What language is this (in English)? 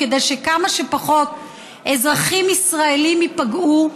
Hebrew